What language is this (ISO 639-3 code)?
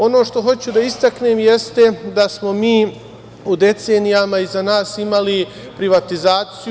srp